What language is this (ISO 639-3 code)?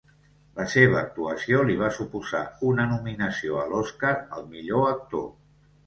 cat